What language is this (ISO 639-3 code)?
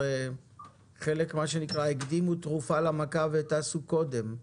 heb